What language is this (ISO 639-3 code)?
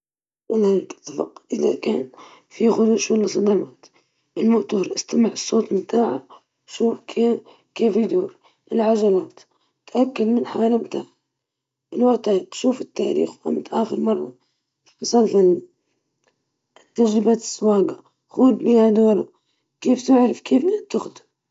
ayl